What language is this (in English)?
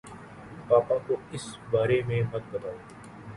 Urdu